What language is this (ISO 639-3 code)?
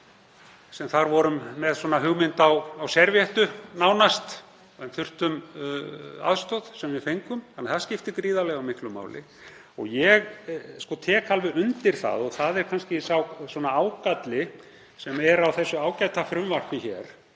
isl